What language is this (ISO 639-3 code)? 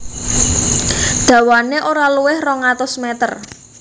jav